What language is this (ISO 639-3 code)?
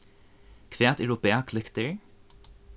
fao